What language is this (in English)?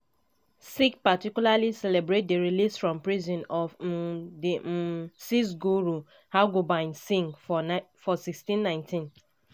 Nigerian Pidgin